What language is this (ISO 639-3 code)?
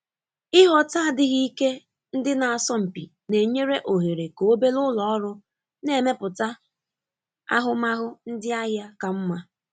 ibo